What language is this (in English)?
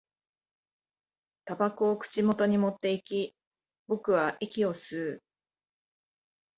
Japanese